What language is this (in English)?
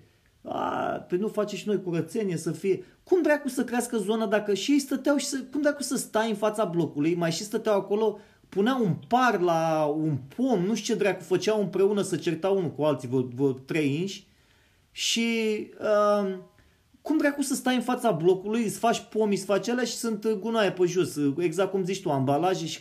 Romanian